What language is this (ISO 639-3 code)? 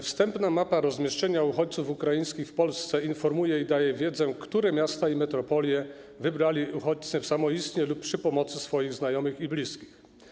pol